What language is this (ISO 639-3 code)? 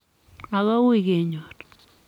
kln